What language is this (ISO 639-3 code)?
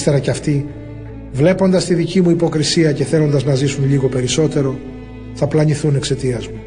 ell